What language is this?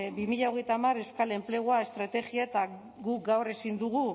Basque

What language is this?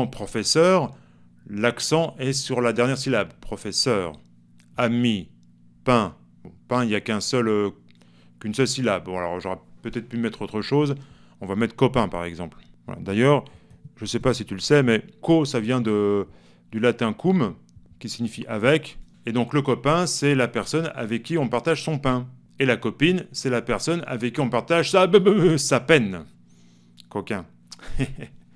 French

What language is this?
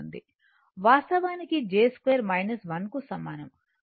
Telugu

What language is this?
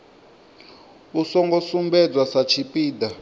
Venda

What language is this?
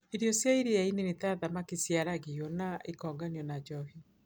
Kikuyu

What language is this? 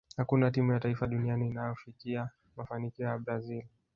Swahili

